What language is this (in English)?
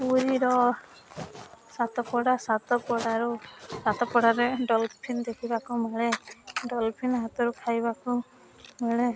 Odia